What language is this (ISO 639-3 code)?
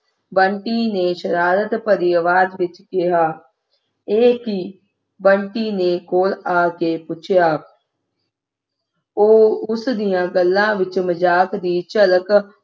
pan